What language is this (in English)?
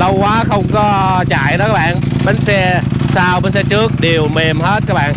Vietnamese